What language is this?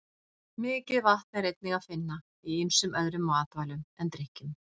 Icelandic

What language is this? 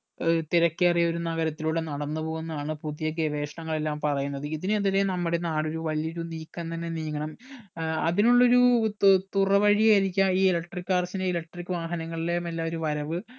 Malayalam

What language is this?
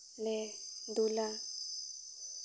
Santali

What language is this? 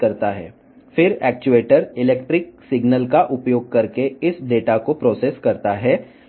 Telugu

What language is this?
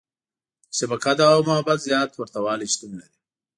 Pashto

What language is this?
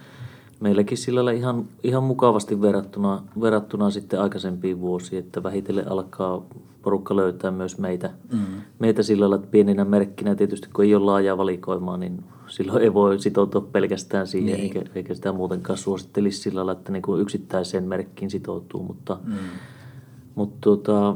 Finnish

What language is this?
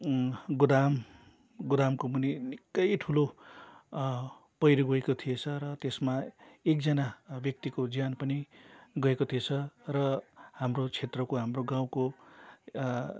Nepali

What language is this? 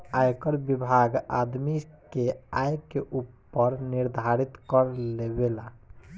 Bhojpuri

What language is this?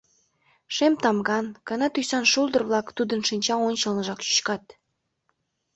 Mari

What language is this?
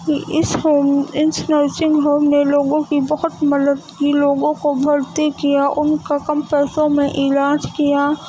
Urdu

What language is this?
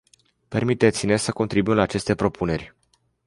Romanian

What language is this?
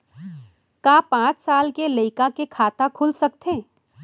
Chhattisgarhi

